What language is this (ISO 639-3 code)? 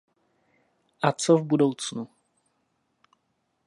ces